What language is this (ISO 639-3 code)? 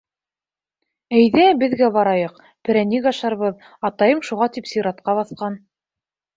bak